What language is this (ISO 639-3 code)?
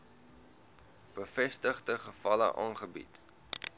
afr